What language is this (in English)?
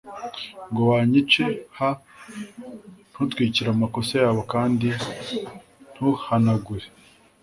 Kinyarwanda